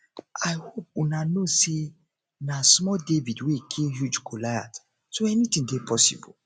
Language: Nigerian Pidgin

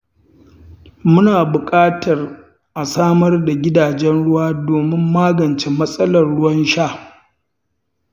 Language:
Hausa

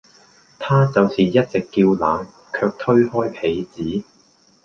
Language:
Cantonese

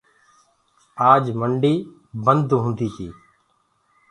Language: Gurgula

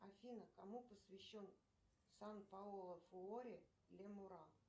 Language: Russian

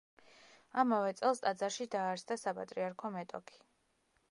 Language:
Georgian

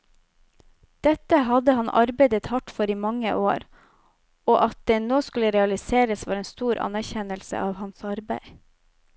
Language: Norwegian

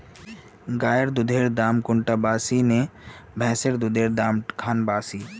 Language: Magahi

